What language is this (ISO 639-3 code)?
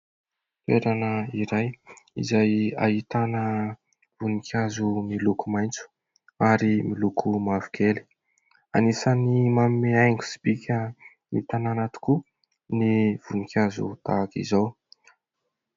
mlg